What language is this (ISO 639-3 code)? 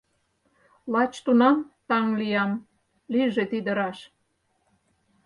chm